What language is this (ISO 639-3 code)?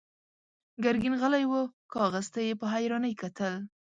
pus